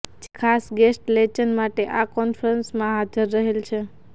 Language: Gujarati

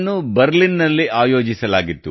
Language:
Kannada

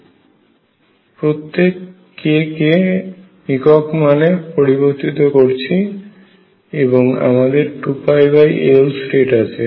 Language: Bangla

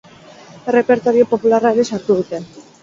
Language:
Basque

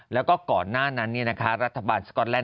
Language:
Thai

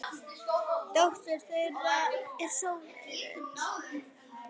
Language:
Icelandic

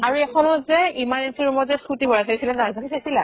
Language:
Assamese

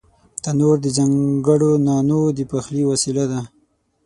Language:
Pashto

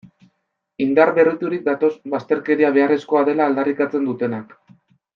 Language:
Basque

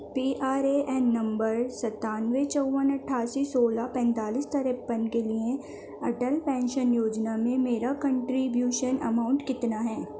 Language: Urdu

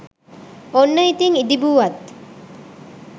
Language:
Sinhala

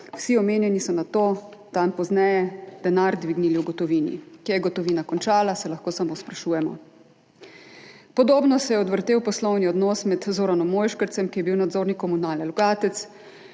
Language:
Slovenian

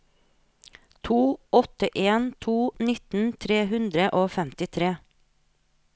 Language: Norwegian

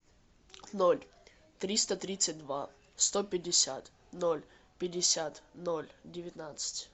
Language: Russian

